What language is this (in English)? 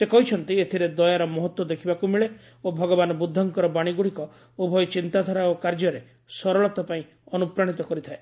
Odia